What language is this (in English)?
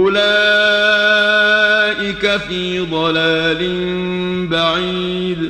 Arabic